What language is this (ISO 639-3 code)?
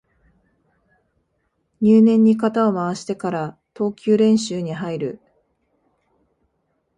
jpn